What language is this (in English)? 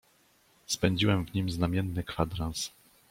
Polish